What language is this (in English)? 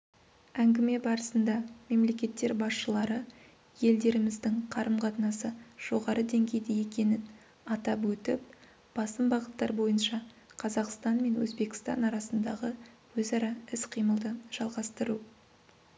Kazakh